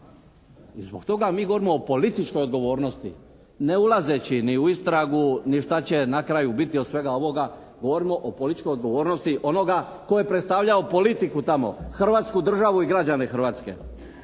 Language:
Croatian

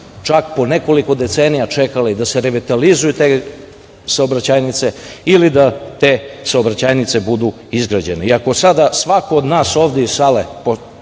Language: Serbian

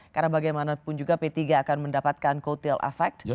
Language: Indonesian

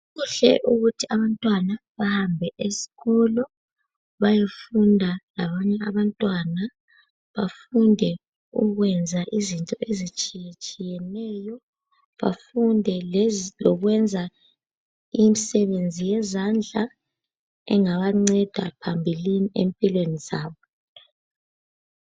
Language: North Ndebele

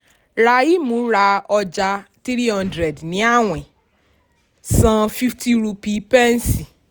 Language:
Yoruba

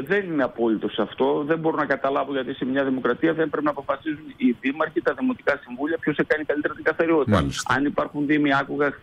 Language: Greek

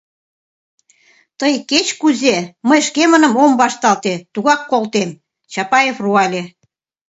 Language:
Mari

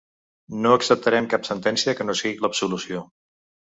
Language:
Catalan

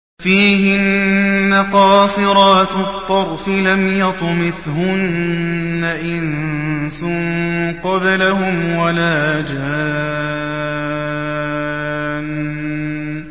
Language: Arabic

